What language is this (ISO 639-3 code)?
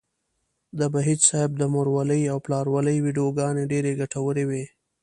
pus